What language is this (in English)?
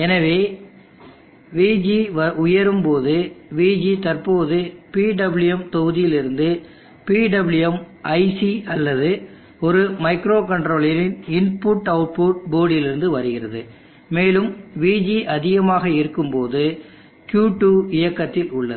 Tamil